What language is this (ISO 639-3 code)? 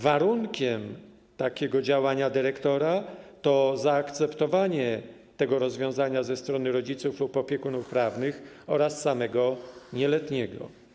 pol